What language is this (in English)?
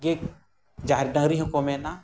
Santali